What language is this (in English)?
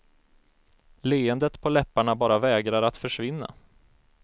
Swedish